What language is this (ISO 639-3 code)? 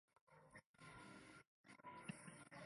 zho